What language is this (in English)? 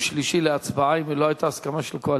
Hebrew